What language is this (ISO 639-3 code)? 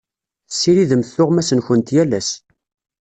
kab